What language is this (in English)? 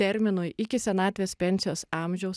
Lithuanian